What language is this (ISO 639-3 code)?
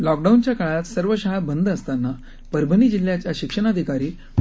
mar